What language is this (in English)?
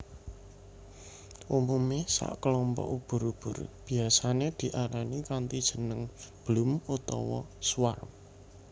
Javanese